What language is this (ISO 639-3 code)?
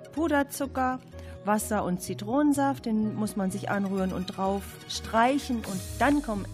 deu